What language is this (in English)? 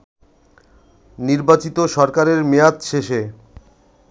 Bangla